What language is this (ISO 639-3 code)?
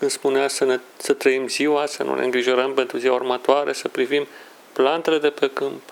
ron